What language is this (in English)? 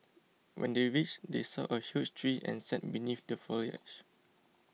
English